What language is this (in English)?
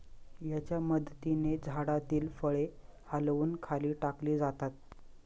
Marathi